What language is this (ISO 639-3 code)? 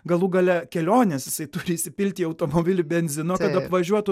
lit